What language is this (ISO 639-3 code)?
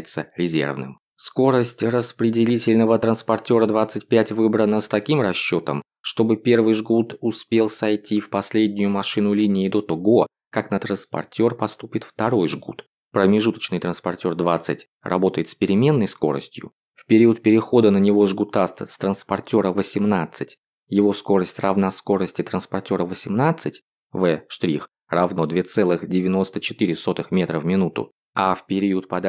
rus